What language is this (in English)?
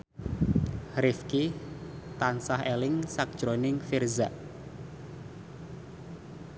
Javanese